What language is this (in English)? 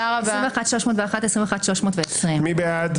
Hebrew